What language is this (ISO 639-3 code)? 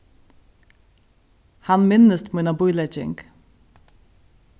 fao